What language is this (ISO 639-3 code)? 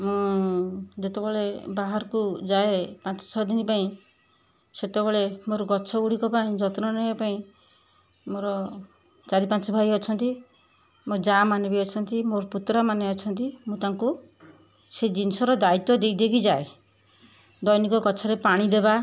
ori